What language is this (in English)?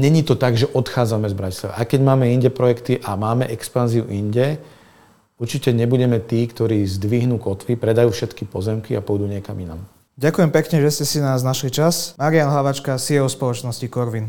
Slovak